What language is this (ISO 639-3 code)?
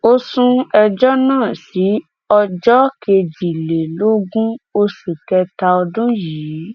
yor